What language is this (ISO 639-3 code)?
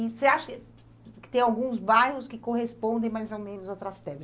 por